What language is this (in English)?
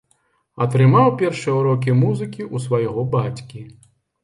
Belarusian